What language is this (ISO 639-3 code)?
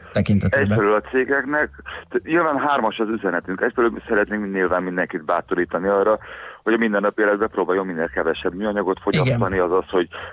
hun